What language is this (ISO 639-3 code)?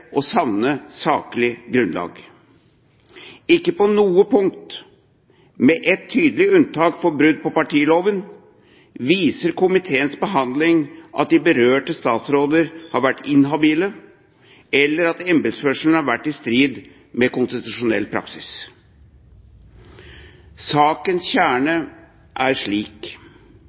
nob